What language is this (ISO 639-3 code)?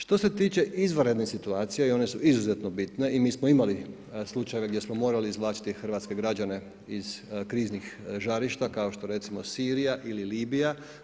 hrv